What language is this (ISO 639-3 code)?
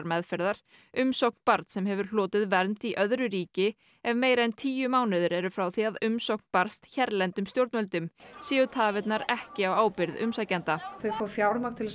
isl